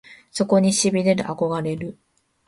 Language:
Japanese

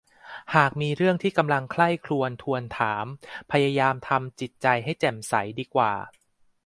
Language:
Thai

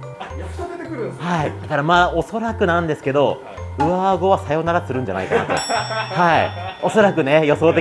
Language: Japanese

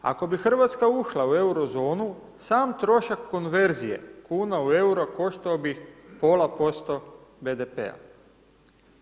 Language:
Croatian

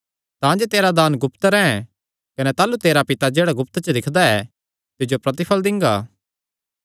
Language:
Kangri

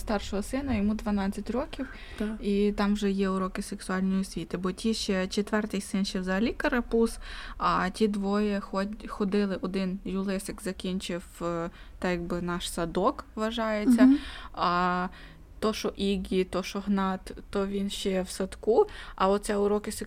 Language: Ukrainian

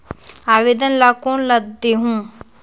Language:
Chhattisgarhi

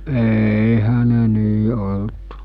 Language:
Finnish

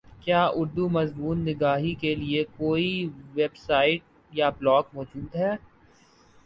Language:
Urdu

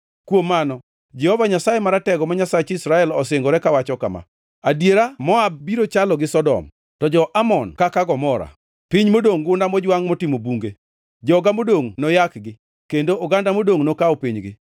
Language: Luo (Kenya and Tanzania)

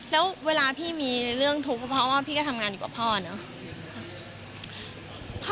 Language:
Thai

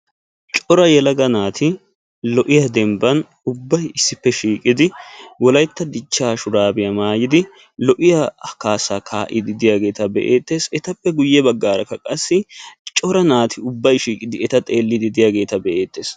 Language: Wolaytta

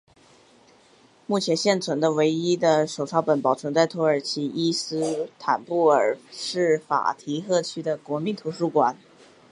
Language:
Chinese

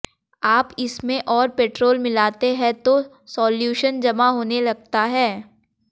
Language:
Hindi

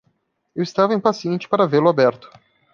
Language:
Portuguese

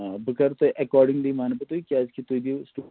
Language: Kashmiri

